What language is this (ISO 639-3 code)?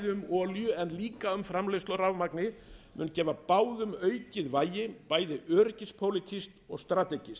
isl